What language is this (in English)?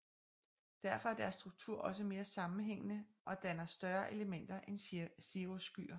Danish